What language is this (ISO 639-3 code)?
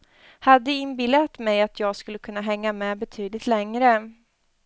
swe